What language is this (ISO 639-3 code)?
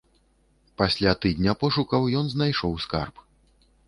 bel